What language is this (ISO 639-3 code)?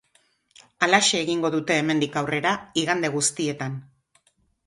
eus